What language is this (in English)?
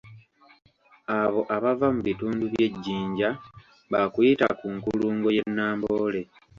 Ganda